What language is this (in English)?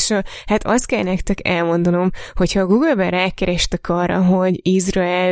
Hungarian